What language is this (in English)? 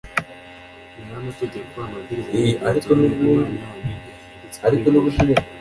Kinyarwanda